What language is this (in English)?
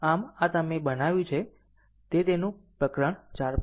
Gujarati